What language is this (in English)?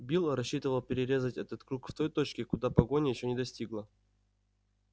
Russian